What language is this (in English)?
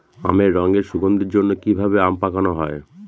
Bangla